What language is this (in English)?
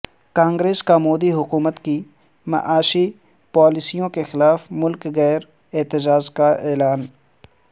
Urdu